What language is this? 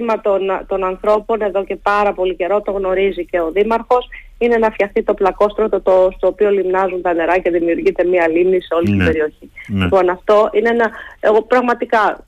Greek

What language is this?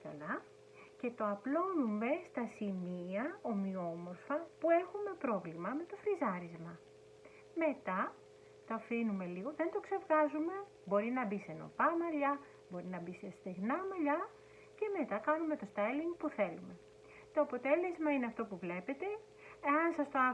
Greek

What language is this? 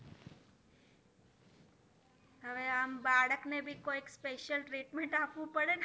Gujarati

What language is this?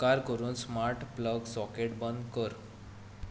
Konkani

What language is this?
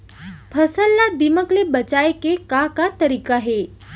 Chhattisgarhi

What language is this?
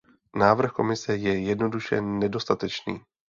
Czech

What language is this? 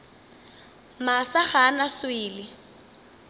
Northern Sotho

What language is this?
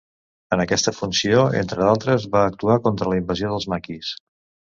Catalan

